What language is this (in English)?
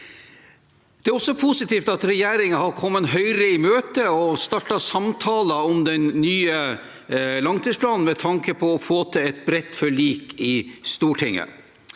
Norwegian